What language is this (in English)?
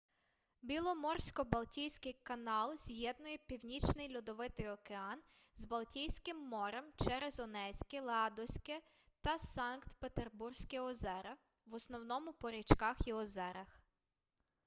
Ukrainian